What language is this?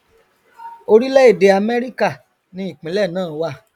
Yoruba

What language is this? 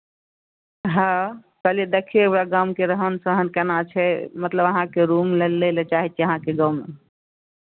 Maithili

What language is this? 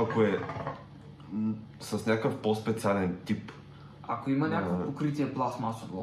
Bulgarian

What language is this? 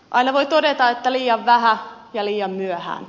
Finnish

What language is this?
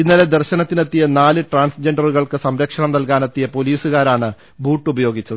Malayalam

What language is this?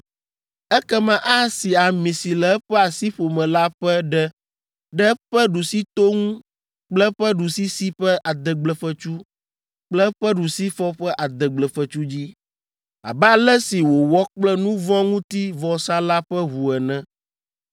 Ewe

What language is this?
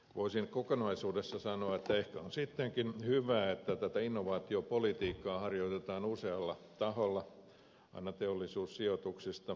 Finnish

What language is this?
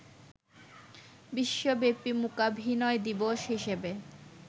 Bangla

